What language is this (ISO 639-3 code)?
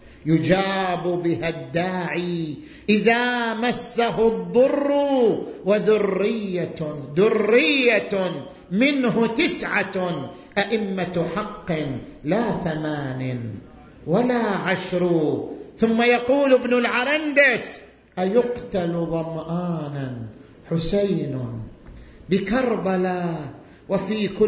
ara